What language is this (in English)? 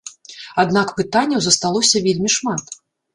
Belarusian